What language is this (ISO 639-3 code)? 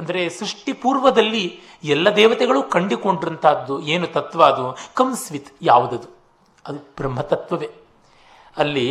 kan